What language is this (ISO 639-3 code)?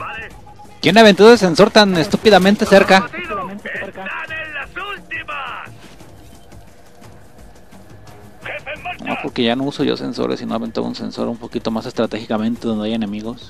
spa